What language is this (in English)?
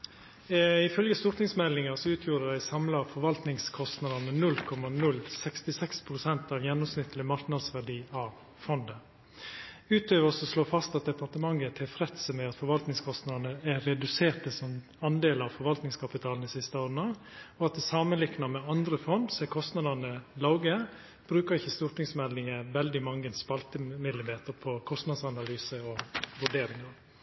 Norwegian Nynorsk